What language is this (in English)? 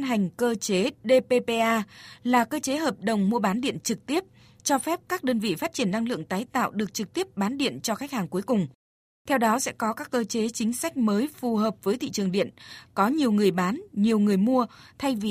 Vietnamese